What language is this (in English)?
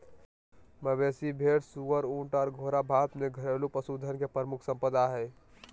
Magahi